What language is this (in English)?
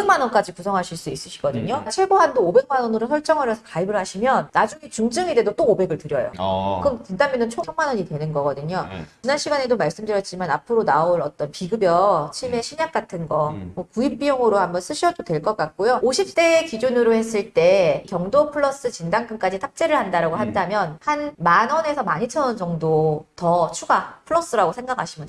Korean